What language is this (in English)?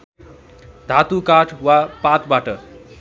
Nepali